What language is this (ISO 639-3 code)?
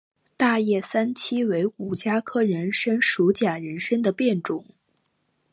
zho